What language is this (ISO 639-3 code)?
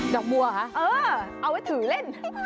tha